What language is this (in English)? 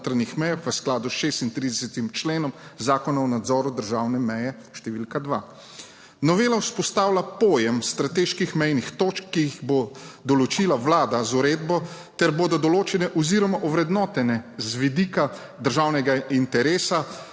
Slovenian